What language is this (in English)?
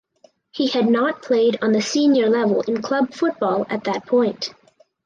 English